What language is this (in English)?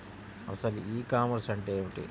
Telugu